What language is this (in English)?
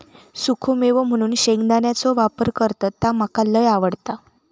Marathi